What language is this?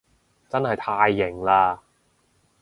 Cantonese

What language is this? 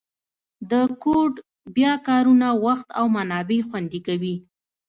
Pashto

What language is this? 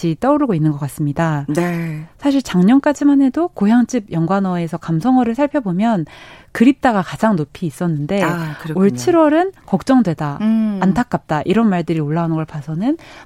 Korean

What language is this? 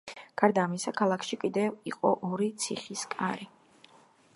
Georgian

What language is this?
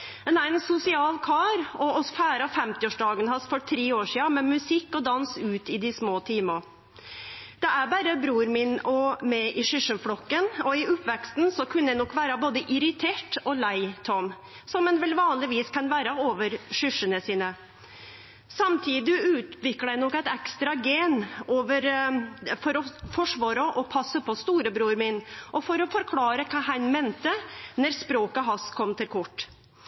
Norwegian Nynorsk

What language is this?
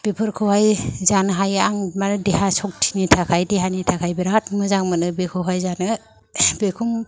Bodo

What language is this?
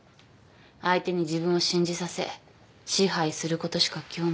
Japanese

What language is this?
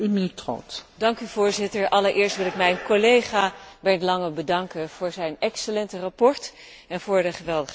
Dutch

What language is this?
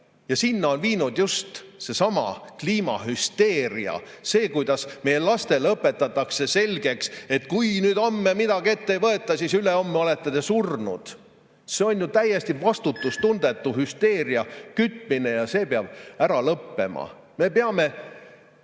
Estonian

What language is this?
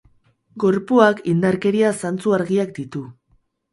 Basque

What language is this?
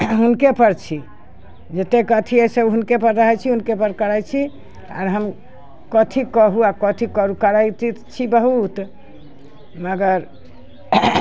Maithili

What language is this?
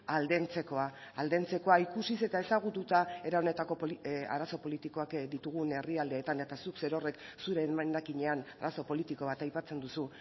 Basque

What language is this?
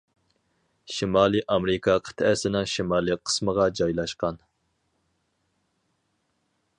Uyghur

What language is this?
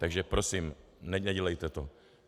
Czech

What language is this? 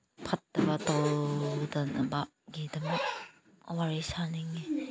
Manipuri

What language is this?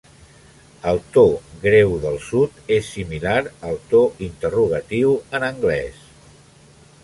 Catalan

